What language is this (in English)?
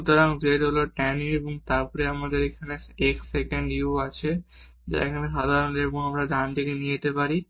Bangla